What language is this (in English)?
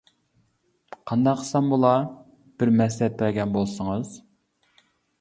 Uyghur